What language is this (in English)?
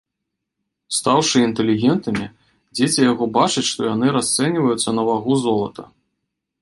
Belarusian